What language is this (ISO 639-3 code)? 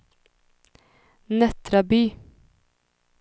swe